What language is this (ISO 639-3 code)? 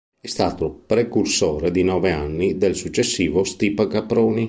ita